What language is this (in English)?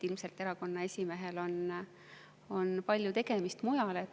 Estonian